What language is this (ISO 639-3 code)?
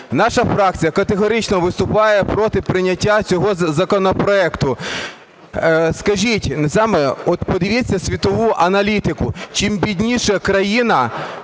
ukr